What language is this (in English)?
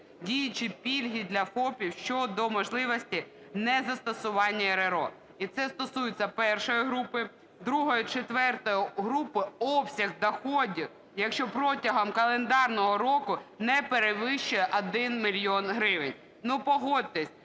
Ukrainian